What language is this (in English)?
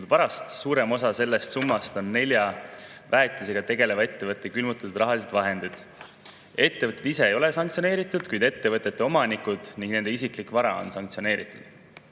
Estonian